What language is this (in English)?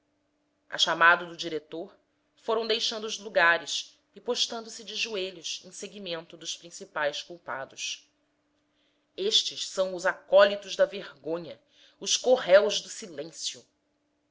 Portuguese